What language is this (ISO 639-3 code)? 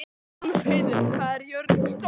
isl